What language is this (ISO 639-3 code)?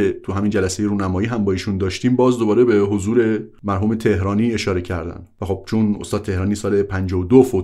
fas